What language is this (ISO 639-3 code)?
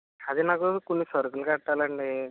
tel